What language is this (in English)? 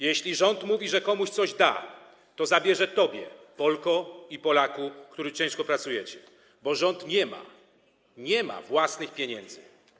Polish